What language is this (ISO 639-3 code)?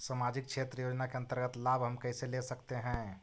mag